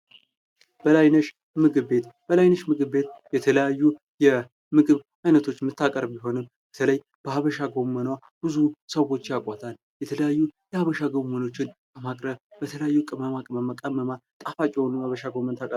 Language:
Amharic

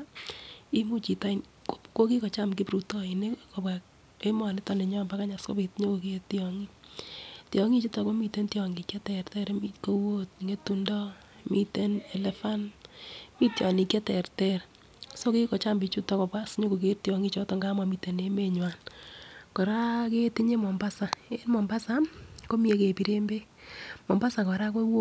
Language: Kalenjin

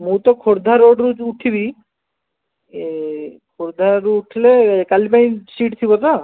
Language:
Odia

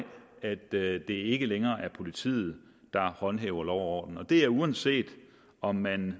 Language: Danish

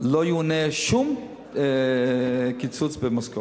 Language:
Hebrew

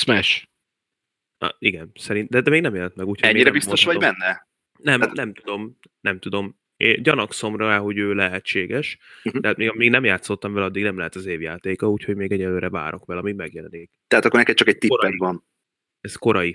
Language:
Hungarian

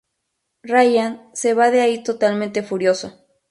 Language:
Spanish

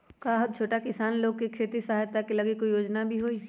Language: Magahi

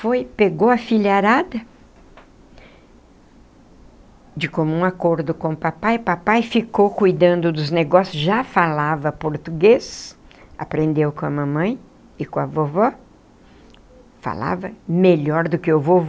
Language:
Portuguese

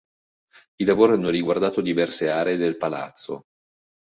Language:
Italian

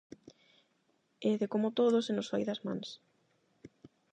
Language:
Galician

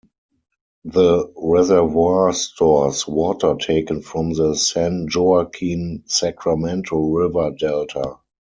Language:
English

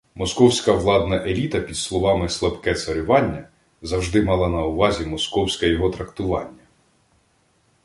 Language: Ukrainian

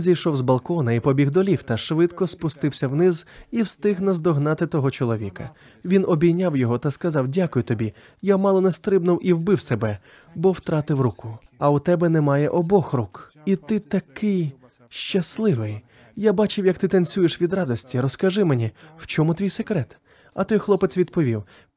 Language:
Ukrainian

